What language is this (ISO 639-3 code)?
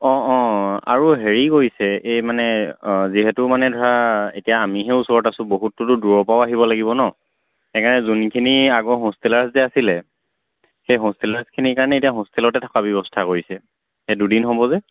asm